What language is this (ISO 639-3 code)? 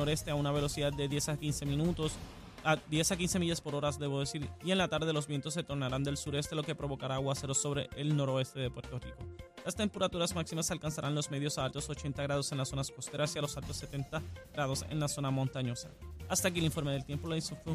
spa